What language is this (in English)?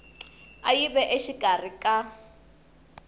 Tsonga